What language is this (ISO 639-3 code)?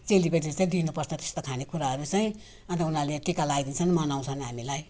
nep